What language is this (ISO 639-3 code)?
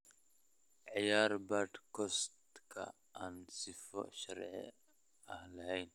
som